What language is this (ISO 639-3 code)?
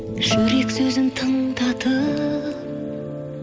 kaz